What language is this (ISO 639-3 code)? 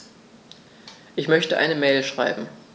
deu